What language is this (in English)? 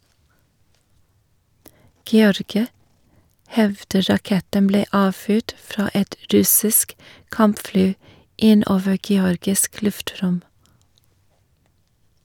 Norwegian